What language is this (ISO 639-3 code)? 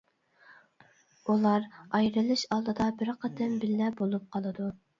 uig